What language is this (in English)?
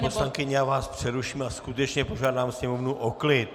Czech